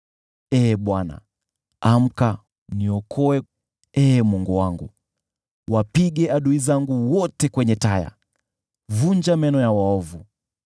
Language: Swahili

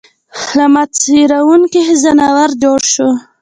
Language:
Pashto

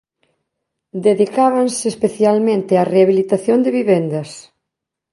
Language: Galician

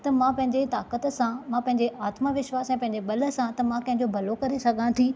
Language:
Sindhi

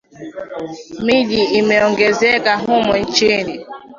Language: Swahili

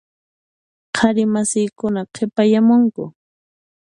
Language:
Puno Quechua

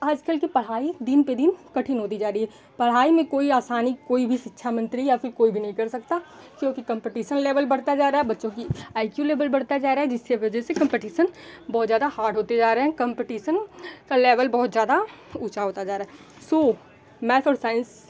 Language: Hindi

